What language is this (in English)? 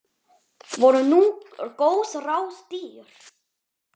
Icelandic